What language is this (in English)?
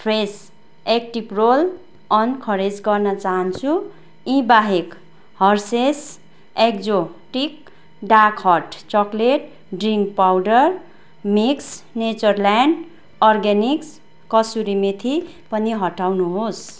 Nepali